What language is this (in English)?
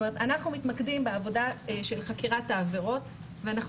Hebrew